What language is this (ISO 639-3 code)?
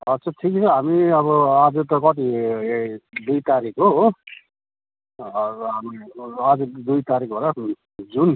nep